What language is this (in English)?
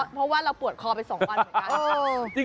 Thai